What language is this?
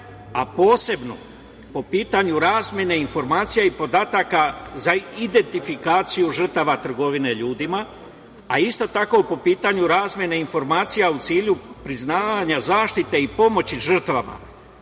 Serbian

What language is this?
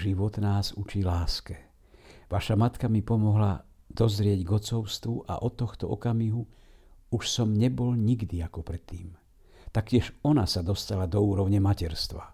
Slovak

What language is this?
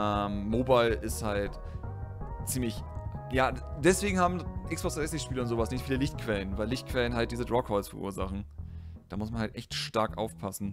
German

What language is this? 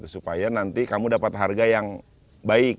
Indonesian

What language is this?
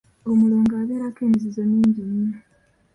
Ganda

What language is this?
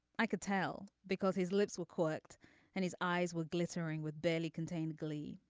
English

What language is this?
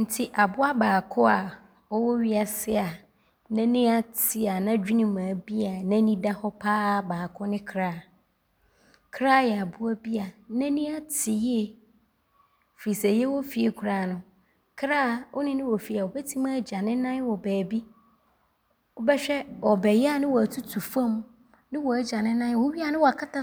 Abron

